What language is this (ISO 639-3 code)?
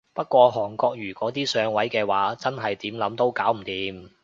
yue